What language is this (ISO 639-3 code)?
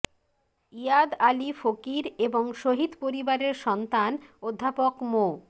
ben